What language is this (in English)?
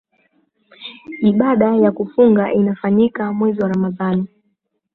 Swahili